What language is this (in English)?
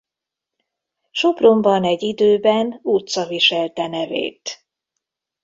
Hungarian